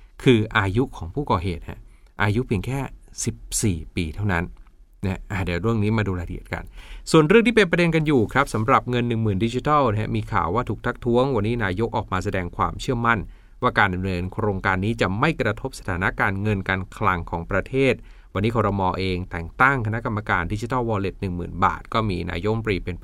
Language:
Thai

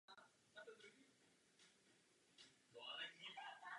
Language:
Czech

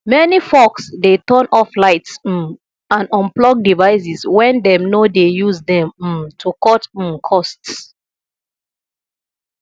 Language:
Nigerian Pidgin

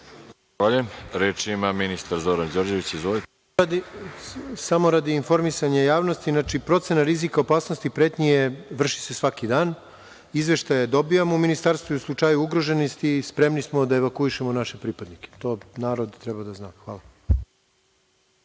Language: Serbian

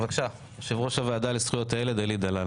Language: Hebrew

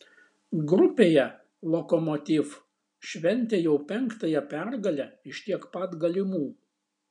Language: Lithuanian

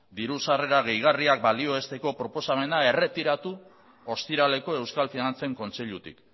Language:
Basque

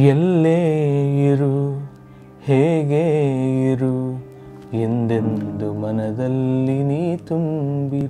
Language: Dutch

